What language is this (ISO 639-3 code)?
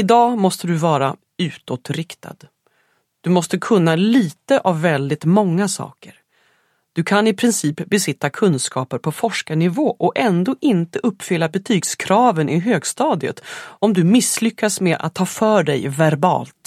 swe